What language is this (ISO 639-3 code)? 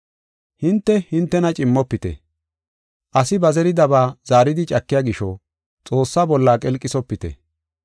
gof